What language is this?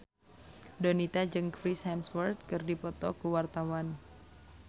Sundanese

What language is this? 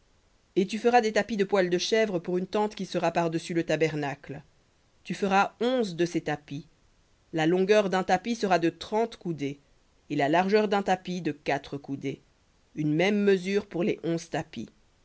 French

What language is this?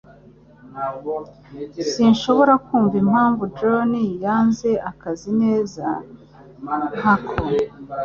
Kinyarwanda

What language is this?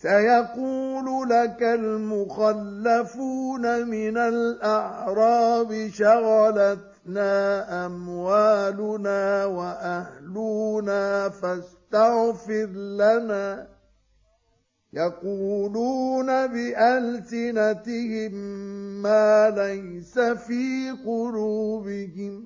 Arabic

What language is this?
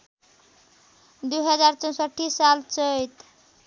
Nepali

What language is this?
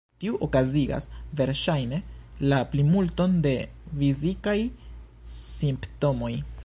Esperanto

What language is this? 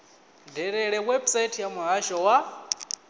Venda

